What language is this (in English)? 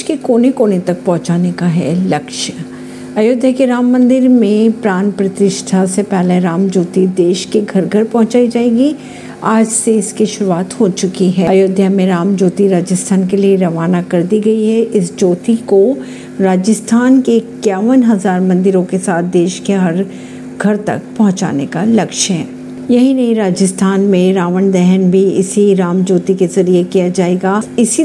Hindi